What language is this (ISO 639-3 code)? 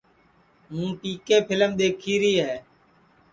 ssi